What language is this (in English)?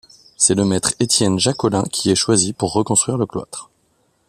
French